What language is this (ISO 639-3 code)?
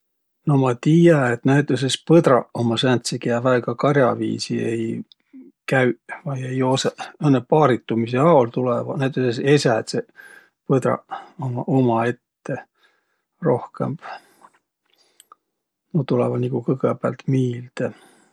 vro